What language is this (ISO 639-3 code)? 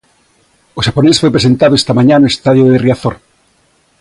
glg